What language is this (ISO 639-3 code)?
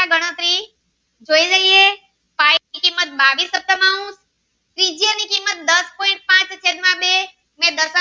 guj